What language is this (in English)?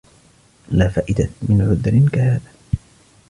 Arabic